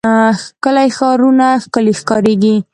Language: Pashto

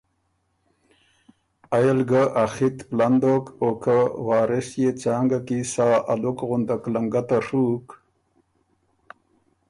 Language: Ormuri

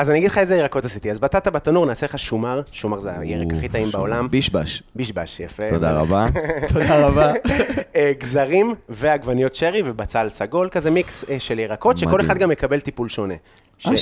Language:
Hebrew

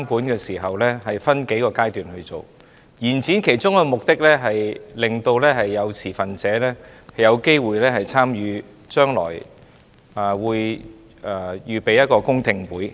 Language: Cantonese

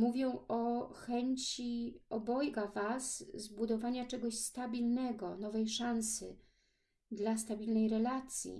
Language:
Polish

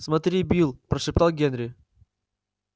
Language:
Russian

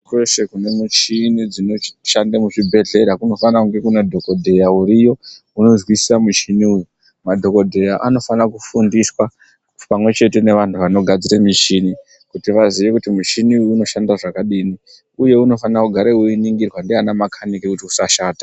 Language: Ndau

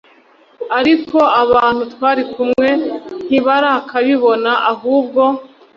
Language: Kinyarwanda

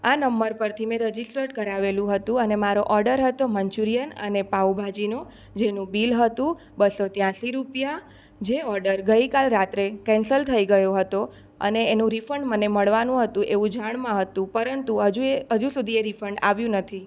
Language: Gujarati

